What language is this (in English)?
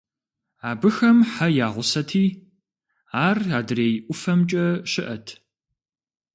Kabardian